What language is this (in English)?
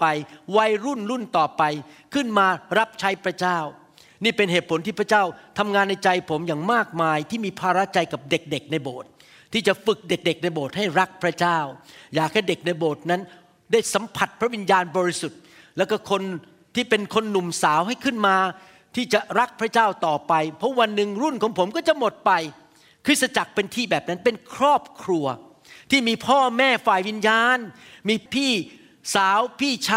Thai